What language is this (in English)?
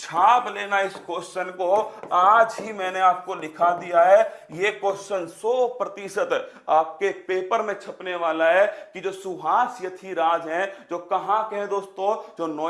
Hindi